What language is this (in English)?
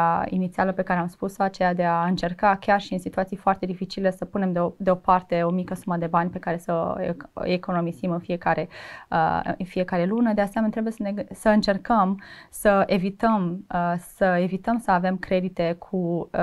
Romanian